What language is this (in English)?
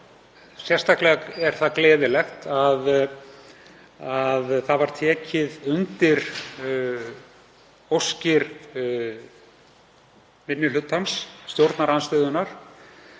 Icelandic